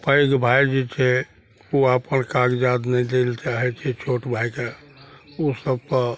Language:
Maithili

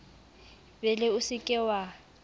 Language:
Southern Sotho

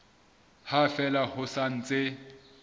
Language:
Southern Sotho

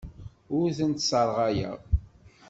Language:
Kabyle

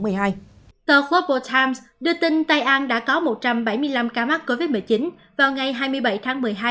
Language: Vietnamese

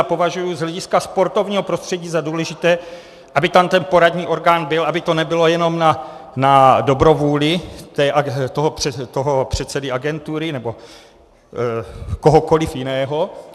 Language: Czech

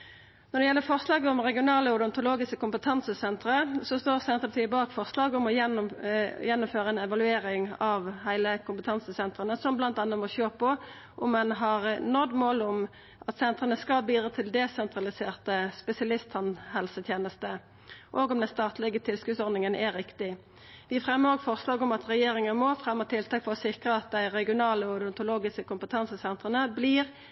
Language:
Norwegian Nynorsk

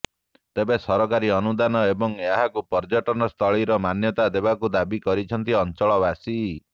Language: Odia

